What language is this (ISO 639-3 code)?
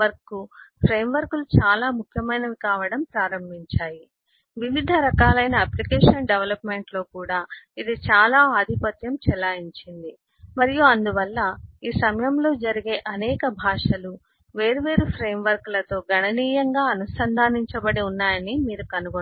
tel